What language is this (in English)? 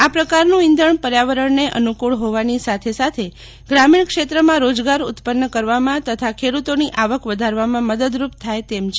Gujarati